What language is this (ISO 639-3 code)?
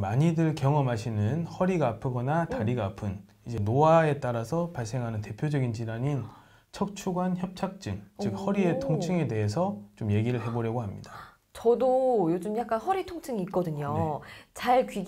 kor